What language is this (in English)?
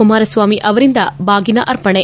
Kannada